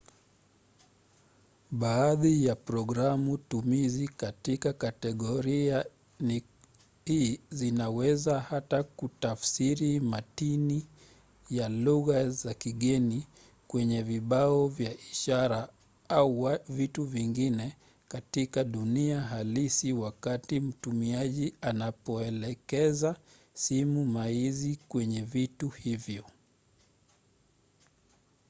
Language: Swahili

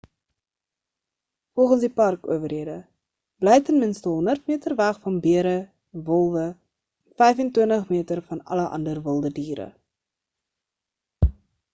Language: Afrikaans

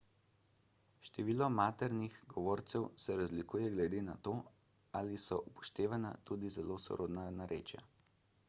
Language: Slovenian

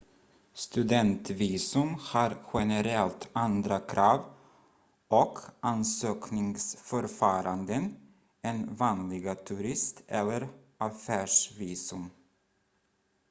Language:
Swedish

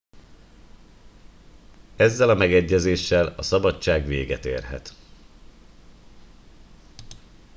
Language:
Hungarian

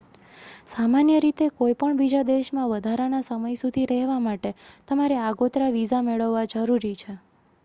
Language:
Gujarati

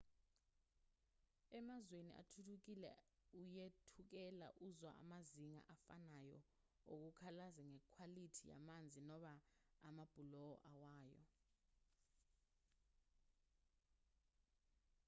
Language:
Zulu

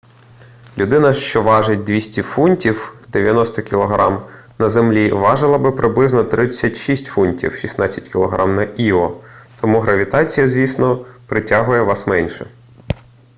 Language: Ukrainian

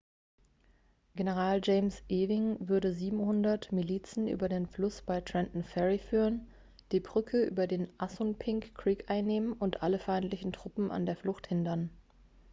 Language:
German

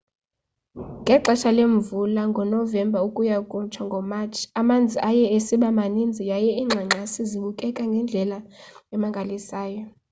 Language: Xhosa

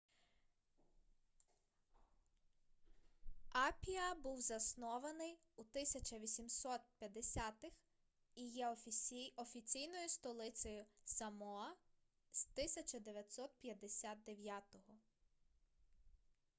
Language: Ukrainian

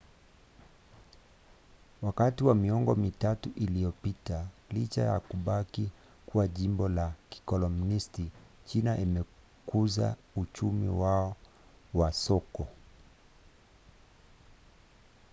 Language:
Swahili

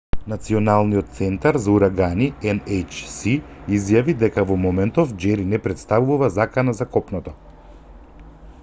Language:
Macedonian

